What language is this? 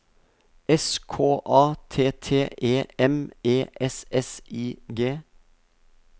Norwegian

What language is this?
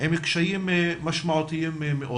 Hebrew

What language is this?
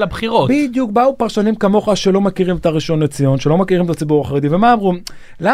Hebrew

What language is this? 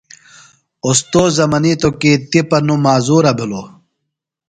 Phalura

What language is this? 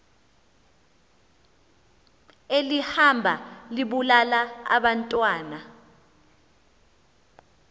Xhosa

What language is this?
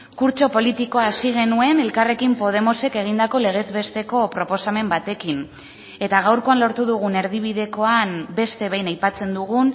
Basque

